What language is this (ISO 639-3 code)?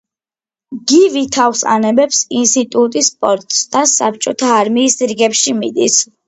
kat